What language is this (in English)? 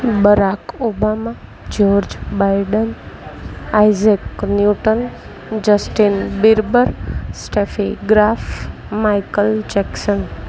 Gujarati